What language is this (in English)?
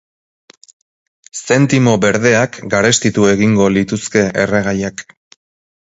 Basque